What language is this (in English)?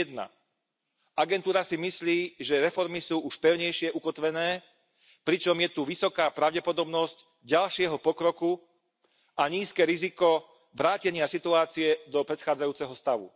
Slovak